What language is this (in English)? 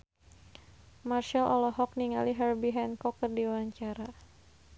Sundanese